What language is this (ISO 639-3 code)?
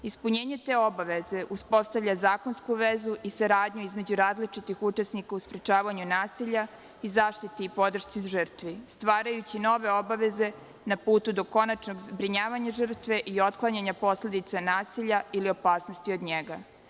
srp